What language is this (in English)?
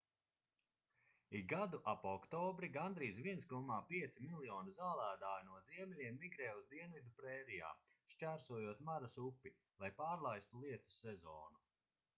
Latvian